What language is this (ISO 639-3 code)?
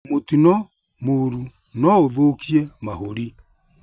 kik